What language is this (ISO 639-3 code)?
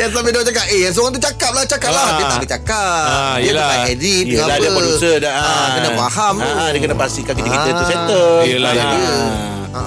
msa